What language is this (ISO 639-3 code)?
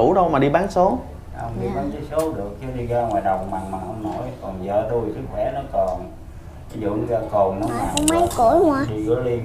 vie